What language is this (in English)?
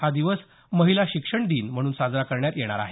Marathi